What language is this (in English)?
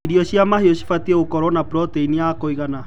Kikuyu